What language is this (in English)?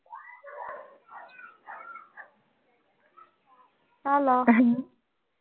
Punjabi